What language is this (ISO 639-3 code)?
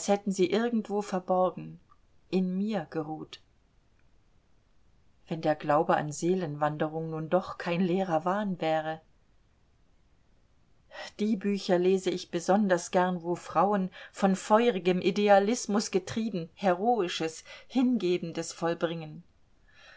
deu